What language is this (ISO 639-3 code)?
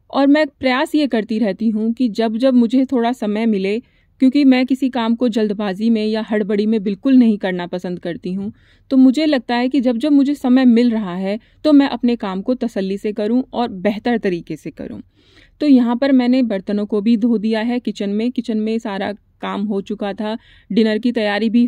hin